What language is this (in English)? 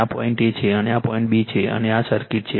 Gujarati